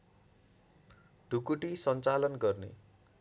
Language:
Nepali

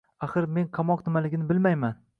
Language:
Uzbek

